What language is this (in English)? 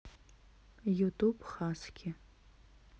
Russian